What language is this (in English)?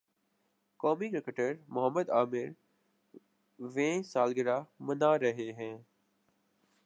Urdu